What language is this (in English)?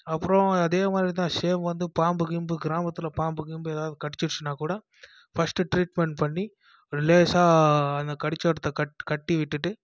Tamil